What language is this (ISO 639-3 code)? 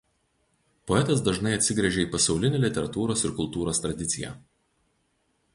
lit